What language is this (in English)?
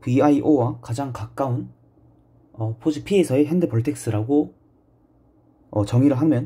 Korean